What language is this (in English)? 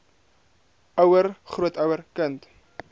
Afrikaans